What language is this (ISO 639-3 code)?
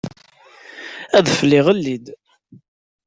kab